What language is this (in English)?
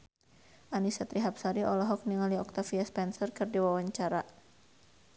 Sundanese